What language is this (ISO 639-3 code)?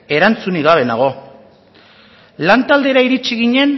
eus